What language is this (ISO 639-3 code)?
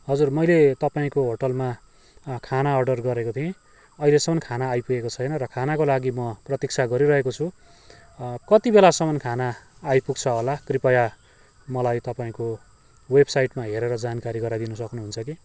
nep